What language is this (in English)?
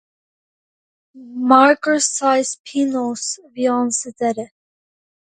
Irish